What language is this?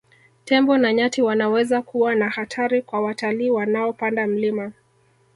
Swahili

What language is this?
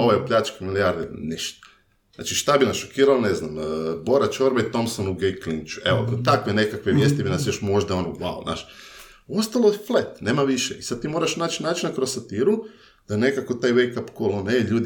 Croatian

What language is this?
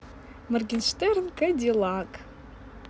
Russian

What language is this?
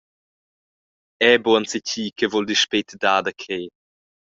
Romansh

